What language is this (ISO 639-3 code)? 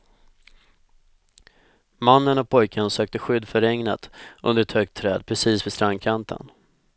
swe